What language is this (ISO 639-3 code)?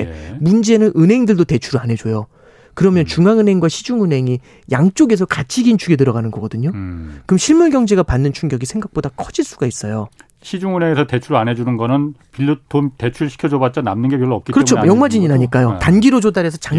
kor